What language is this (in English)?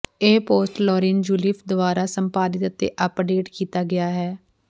Punjabi